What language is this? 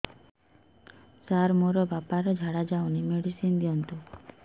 Odia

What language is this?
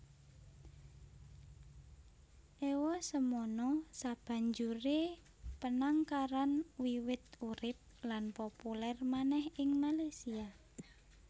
Javanese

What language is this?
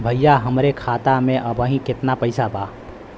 Bhojpuri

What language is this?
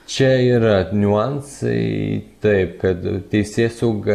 Lithuanian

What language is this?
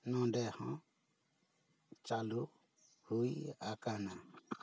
Santali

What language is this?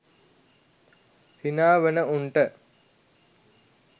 Sinhala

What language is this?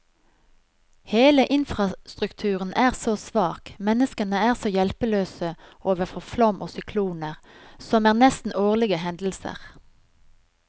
Norwegian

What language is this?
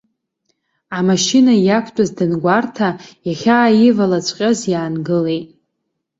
Abkhazian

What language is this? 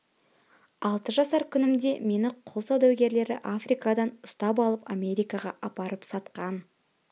Kazakh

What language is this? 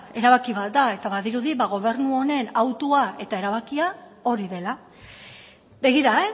Basque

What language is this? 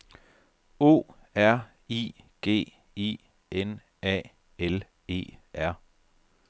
Danish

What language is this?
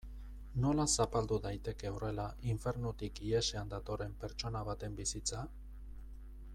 Basque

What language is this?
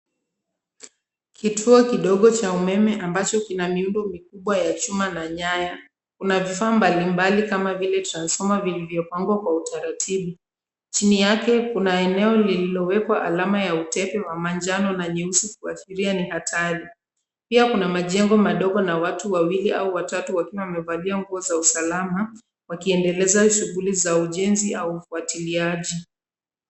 Swahili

